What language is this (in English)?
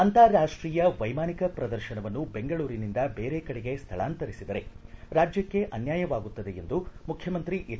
Kannada